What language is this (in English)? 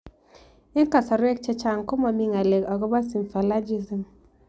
Kalenjin